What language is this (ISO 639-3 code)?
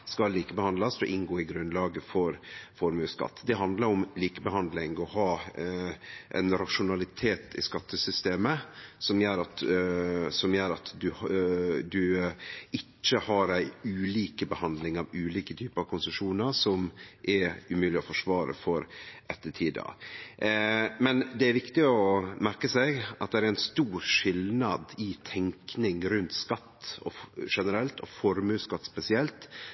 nno